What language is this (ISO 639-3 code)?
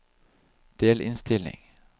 nor